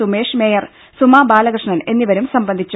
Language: Malayalam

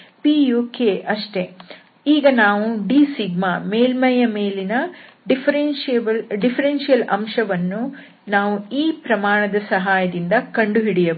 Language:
Kannada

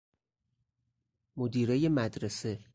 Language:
Persian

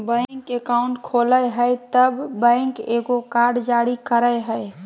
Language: Magahi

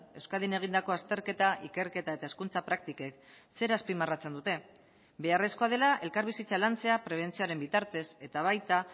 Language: Basque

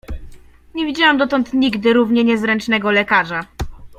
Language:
Polish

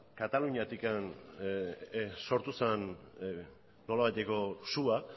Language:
Basque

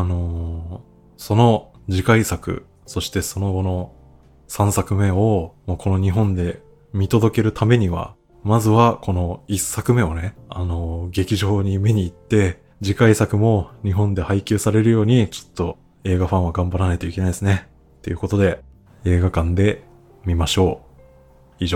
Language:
Japanese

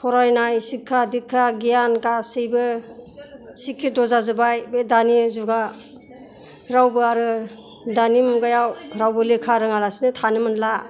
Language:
Bodo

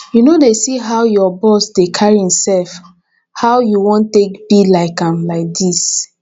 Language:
Nigerian Pidgin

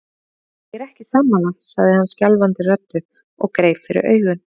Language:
Icelandic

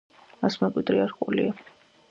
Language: Georgian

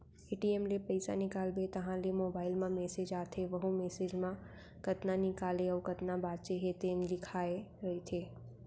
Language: Chhattisgarhi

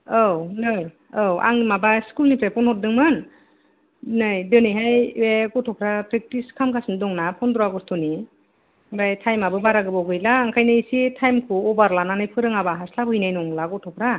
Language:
Bodo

